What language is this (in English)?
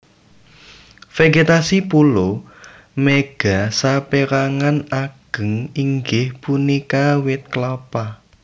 Javanese